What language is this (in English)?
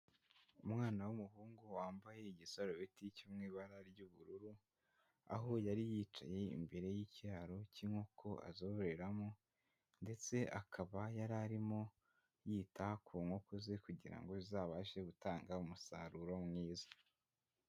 Kinyarwanda